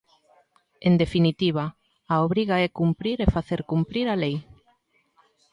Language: Galician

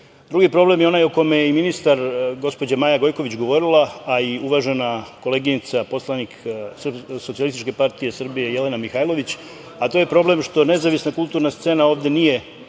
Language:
Serbian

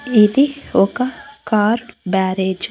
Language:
Telugu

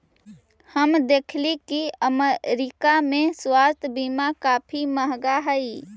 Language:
Magahi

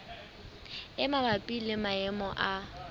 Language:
Southern Sotho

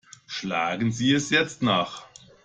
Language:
German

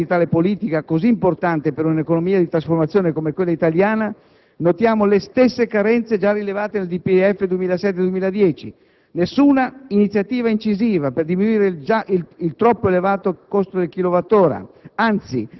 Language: Italian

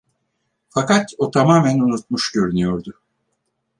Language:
Turkish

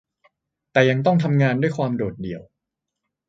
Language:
Thai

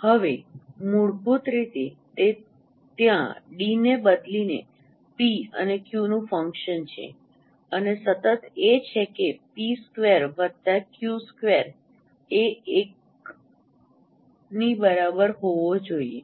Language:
Gujarati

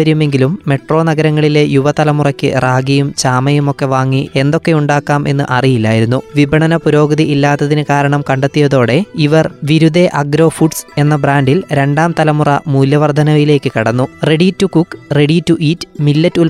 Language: Malayalam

